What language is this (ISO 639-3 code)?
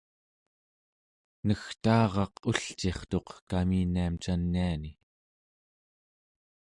esu